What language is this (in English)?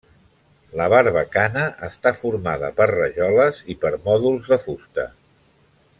Catalan